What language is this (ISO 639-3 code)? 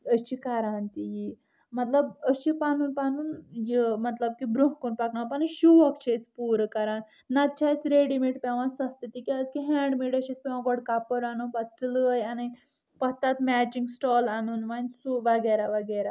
kas